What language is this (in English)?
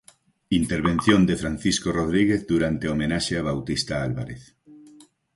Galician